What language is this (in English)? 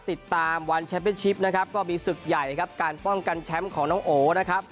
Thai